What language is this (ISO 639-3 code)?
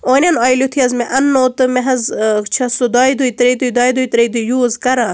kas